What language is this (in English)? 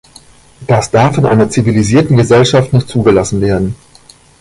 German